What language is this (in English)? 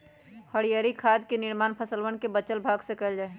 Magahi